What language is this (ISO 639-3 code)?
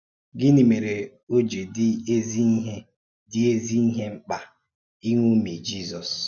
ibo